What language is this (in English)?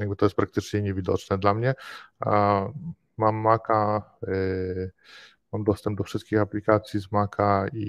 Polish